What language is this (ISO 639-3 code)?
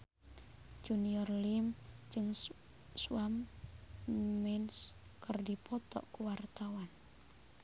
sun